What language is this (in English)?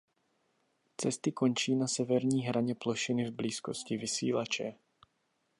Czech